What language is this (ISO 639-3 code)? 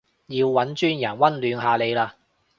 yue